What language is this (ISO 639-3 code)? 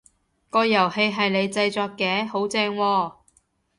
yue